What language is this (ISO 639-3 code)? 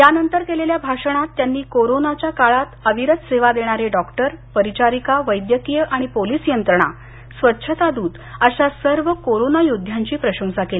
mar